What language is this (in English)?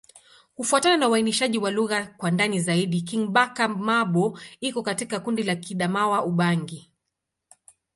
Swahili